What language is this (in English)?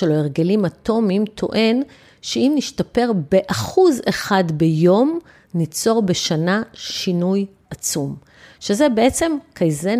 Hebrew